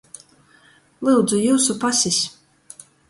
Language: Latgalian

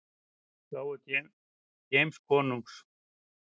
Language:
Icelandic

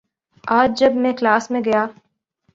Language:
Urdu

